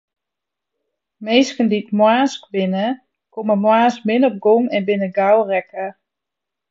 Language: Western Frisian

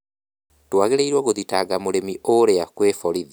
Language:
Kikuyu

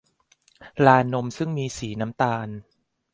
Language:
Thai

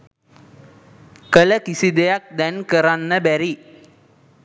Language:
Sinhala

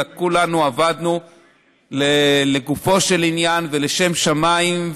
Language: Hebrew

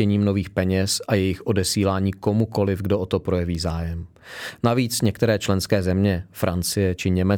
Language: Czech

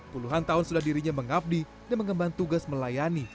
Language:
Indonesian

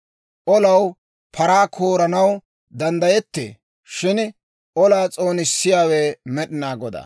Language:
Dawro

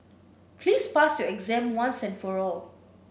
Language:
English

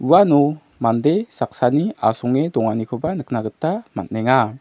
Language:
Garo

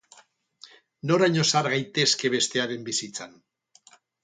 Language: Basque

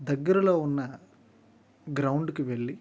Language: Telugu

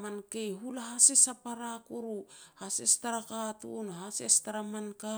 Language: Petats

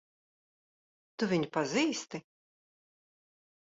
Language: Latvian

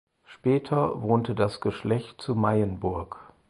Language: German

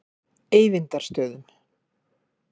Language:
Icelandic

